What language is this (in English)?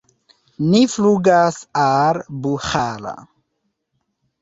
Esperanto